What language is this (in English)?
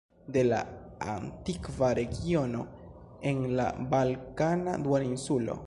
Esperanto